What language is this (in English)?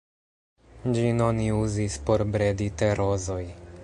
Esperanto